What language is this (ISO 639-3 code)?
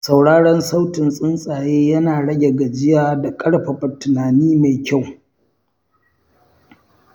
hau